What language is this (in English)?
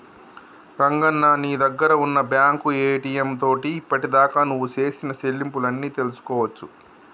Telugu